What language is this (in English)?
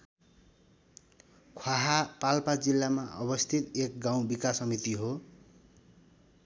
Nepali